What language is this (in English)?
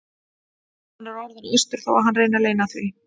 Icelandic